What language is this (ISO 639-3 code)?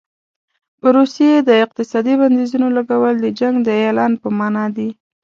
pus